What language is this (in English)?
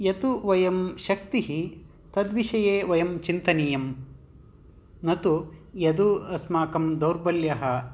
Sanskrit